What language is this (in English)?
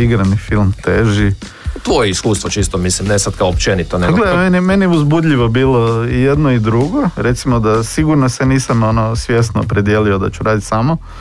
Croatian